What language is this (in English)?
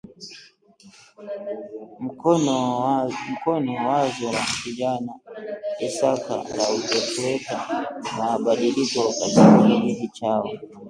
Swahili